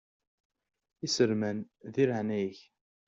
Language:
Kabyle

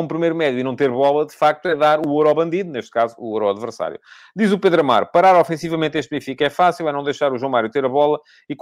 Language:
Portuguese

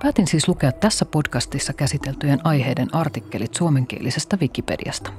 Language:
Finnish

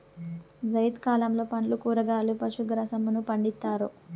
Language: Telugu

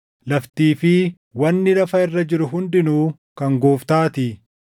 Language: Oromo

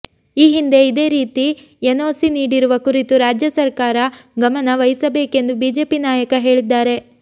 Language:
Kannada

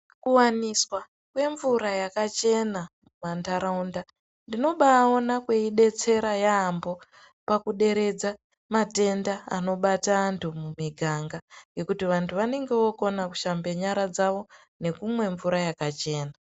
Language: Ndau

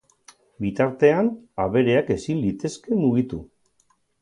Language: Basque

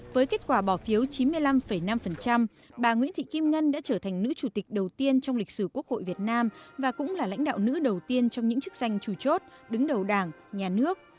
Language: Vietnamese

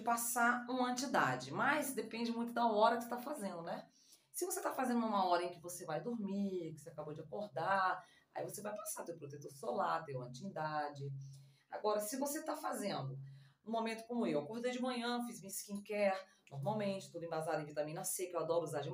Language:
Portuguese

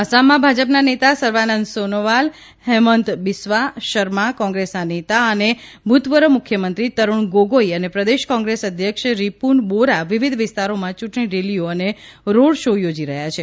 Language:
Gujarati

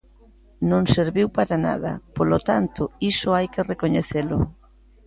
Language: Galician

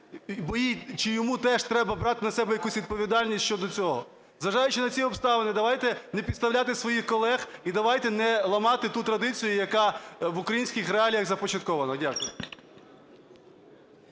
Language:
Ukrainian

